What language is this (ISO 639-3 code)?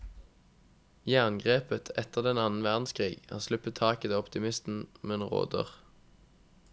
nor